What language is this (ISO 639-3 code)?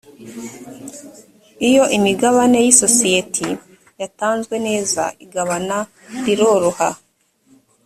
kin